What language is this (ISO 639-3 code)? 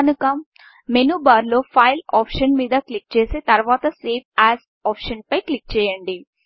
tel